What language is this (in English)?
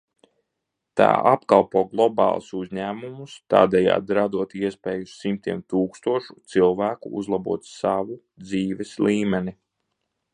Latvian